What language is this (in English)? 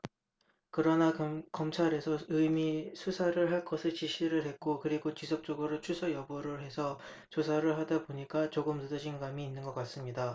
Korean